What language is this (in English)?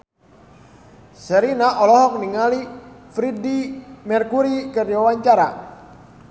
Sundanese